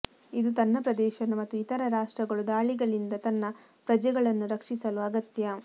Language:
Kannada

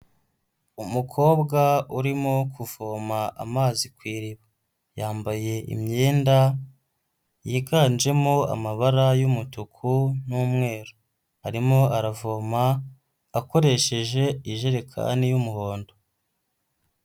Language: Kinyarwanda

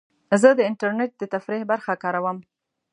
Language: Pashto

